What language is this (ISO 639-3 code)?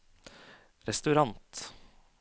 nor